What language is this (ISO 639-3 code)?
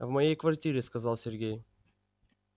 rus